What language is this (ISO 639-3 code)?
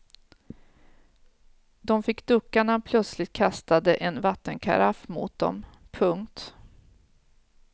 swe